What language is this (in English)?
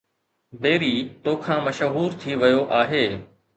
Sindhi